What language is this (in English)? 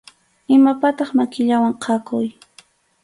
Arequipa-La Unión Quechua